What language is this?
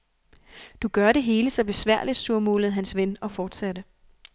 Danish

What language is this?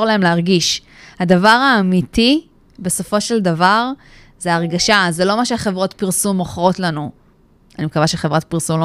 Hebrew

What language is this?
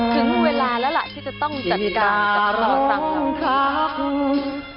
Thai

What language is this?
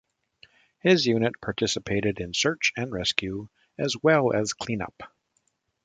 English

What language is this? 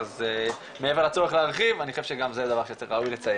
Hebrew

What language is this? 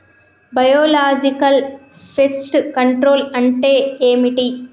Telugu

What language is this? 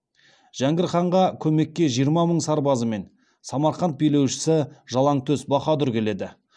Kazakh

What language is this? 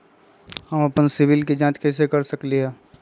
Magahi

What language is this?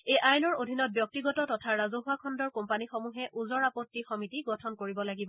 Assamese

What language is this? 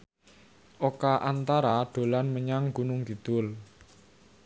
Javanese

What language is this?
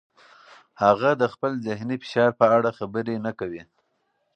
Pashto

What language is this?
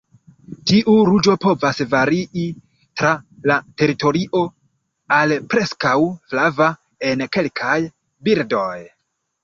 Esperanto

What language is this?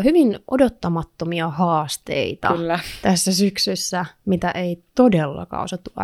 Finnish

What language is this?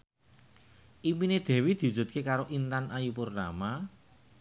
Javanese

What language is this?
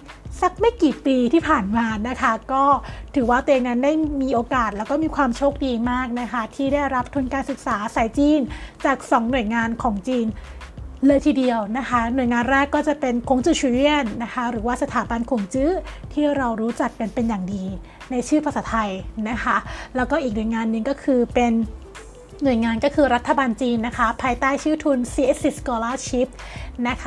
Thai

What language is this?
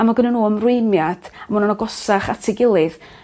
Welsh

